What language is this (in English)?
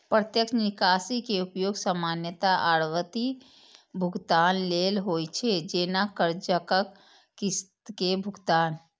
Maithili